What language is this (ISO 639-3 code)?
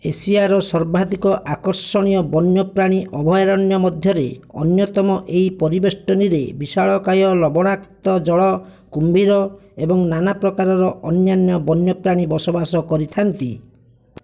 ori